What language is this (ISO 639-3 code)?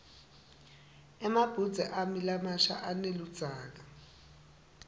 ssw